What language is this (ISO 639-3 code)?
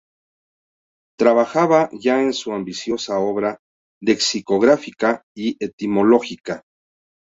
spa